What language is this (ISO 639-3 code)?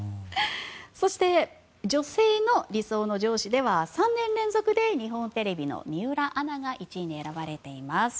jpn